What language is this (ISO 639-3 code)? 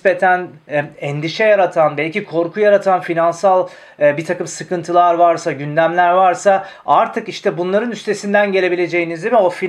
tur